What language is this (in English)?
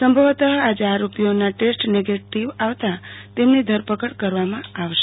Gujarati